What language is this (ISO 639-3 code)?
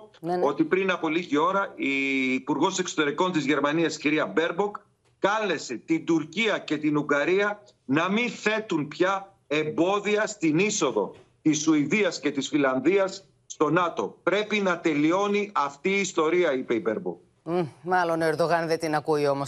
ell